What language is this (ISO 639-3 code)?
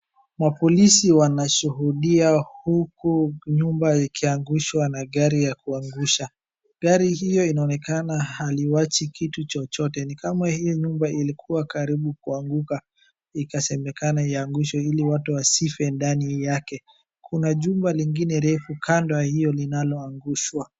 swa